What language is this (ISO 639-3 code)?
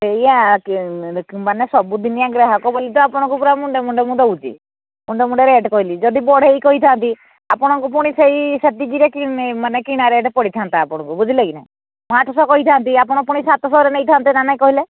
ori